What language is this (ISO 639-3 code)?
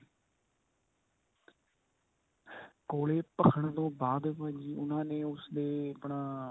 pan